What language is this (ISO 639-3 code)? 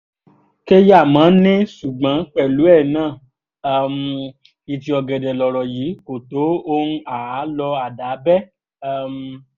yor